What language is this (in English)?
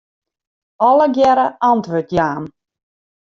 Western Frisian